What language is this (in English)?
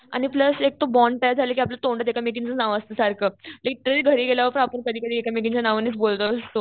Marathi